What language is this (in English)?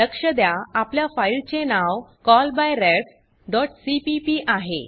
Marathi